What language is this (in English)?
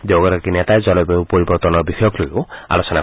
Assamese